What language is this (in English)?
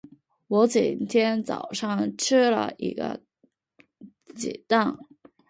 Chinese